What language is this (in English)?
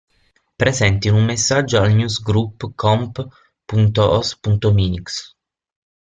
Italian